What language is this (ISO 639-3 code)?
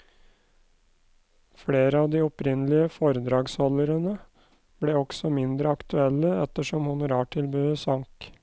nor